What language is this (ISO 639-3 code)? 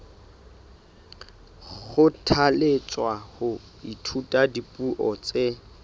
sot